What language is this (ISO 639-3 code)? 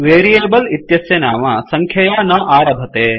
san